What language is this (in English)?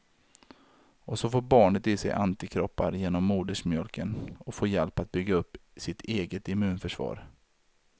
Swedish